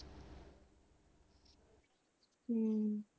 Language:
Punjabi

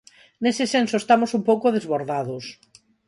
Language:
Galician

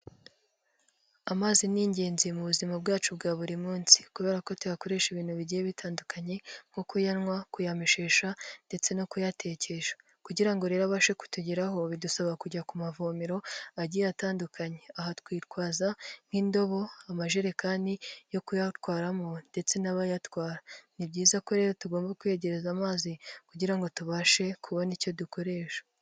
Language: Kinyarwanda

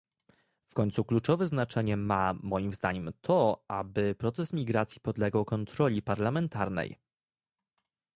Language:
Polish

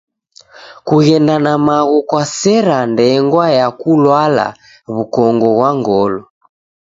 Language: Taita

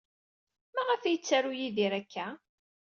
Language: Kabyle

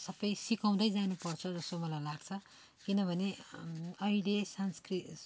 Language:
Nepali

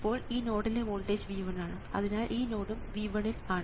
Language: Malayalam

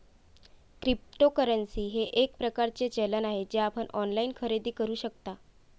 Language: Marathi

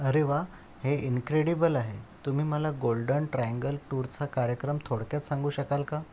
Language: Marathi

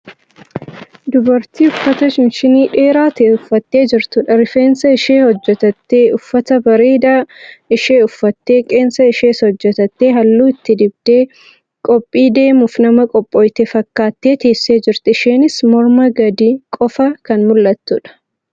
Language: Oromo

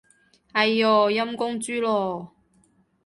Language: Cantonese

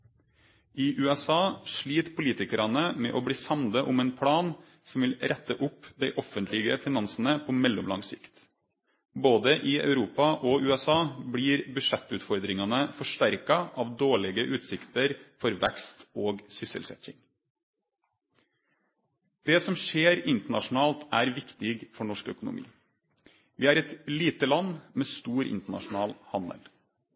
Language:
Norwegian Nynorsk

